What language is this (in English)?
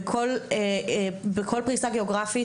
Hebrew